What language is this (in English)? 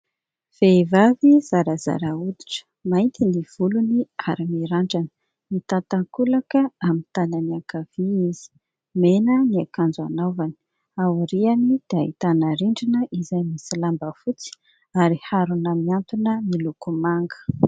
Malagasy